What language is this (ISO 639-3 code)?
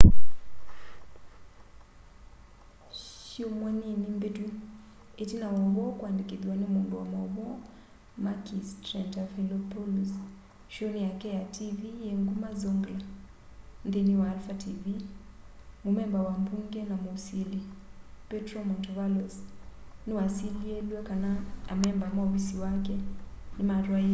kam